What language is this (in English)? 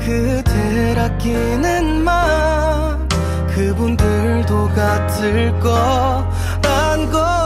Korean